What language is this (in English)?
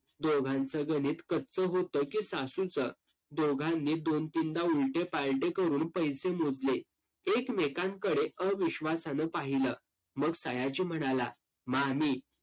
Marathi